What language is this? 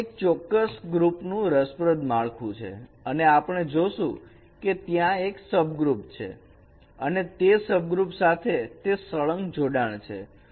Gujarati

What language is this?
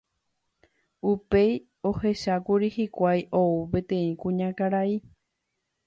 Guarani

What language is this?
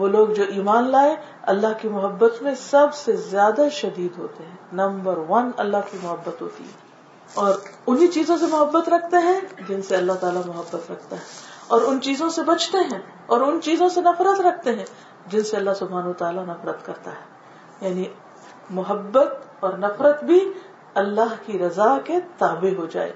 Urdu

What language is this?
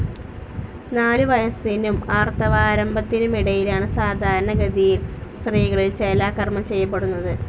Malayalam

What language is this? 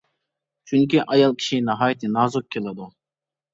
Uyghur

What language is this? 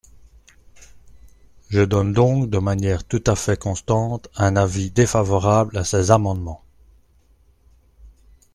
French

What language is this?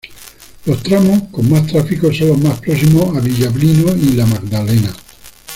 Spanish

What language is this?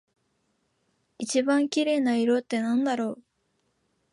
Japanese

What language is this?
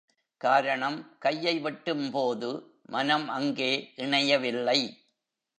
Tamil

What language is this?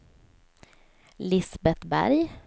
Swedish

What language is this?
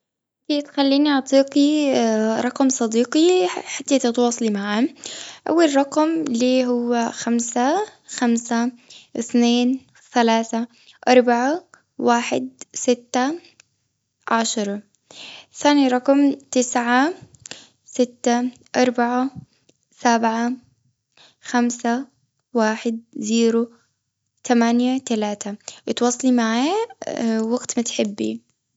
Gulf Arabic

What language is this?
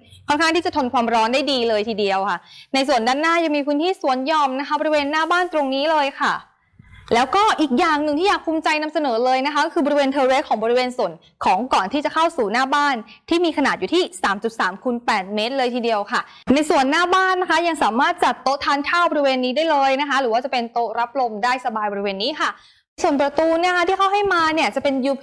Thai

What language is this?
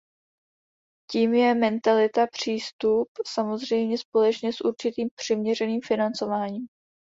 Czech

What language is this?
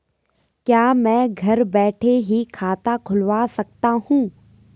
Hindi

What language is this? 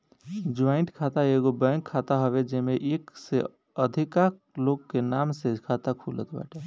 Bhojpuri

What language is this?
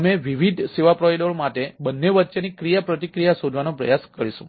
Gujarati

